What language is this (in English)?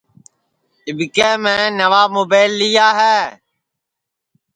Sansi